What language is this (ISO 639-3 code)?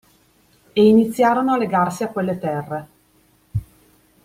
ita